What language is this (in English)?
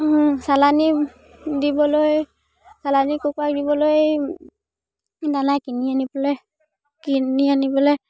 Assamese